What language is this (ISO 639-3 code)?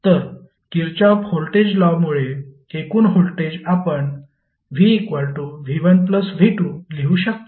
mar